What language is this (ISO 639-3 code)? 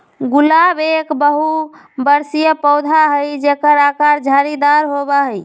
mag